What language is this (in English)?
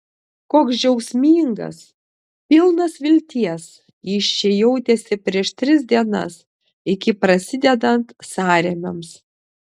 Lithuanian